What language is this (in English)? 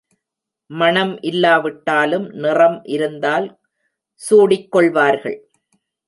Tamil